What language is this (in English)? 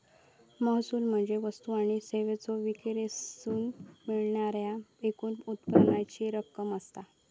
Marathi